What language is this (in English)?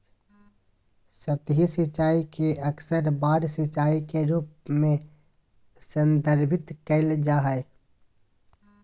Magahi